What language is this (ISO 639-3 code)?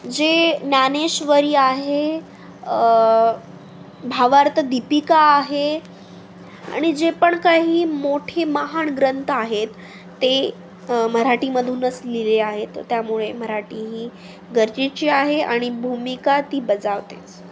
mar